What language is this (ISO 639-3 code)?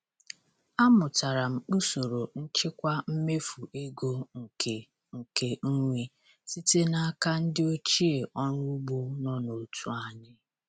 ibo